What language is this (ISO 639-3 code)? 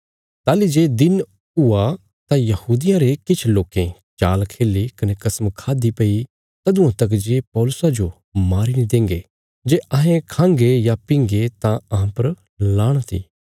kfs